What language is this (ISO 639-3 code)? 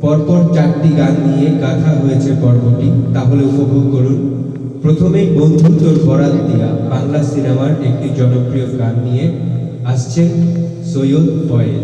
ben